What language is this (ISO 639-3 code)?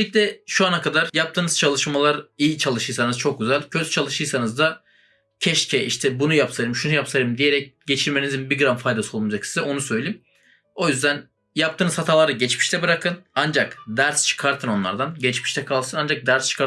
tur